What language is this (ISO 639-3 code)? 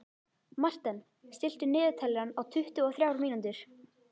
isl